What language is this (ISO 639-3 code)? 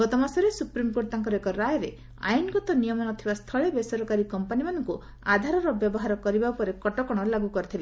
ori